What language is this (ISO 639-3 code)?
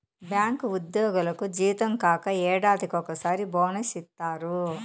tel